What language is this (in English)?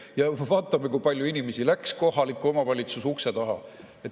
Estonian